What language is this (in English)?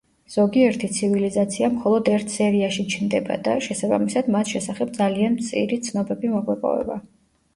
Georgian